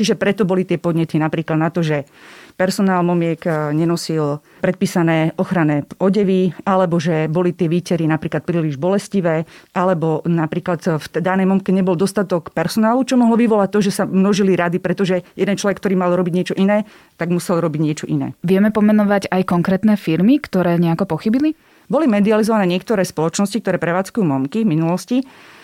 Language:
Slovak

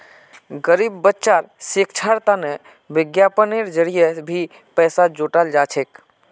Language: Magahi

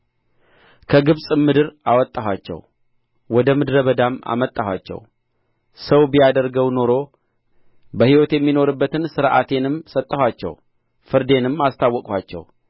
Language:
Amharic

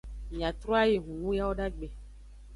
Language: Aja (Benin)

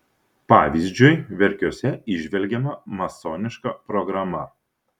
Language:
Lithuanian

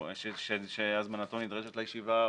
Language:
Hebrew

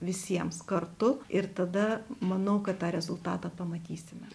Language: Lithuanian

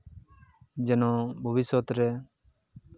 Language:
Santali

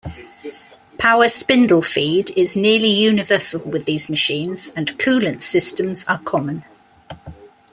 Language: English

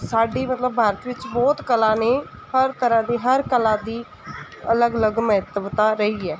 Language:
Punjabi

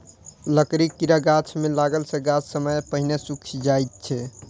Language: Maithili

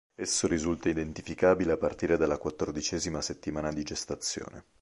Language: Italian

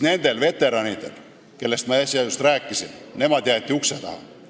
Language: Estonian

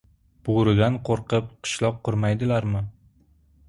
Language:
Uzbek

